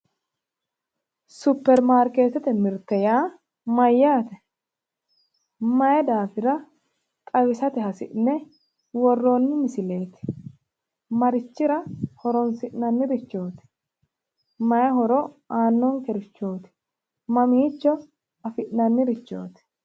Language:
Sidamo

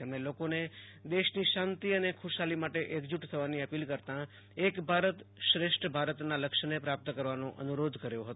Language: Gujarati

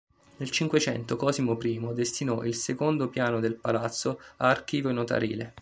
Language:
Italian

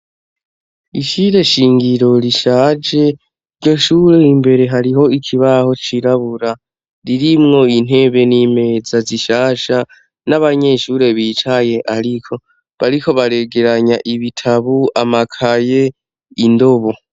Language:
Rundi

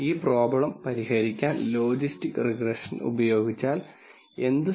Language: Malayalam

